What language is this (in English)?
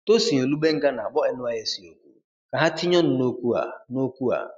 Igbo